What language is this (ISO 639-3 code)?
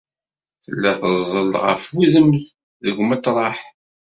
kab